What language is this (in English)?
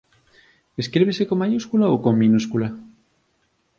Galician